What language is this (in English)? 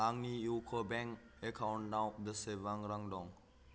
Bodo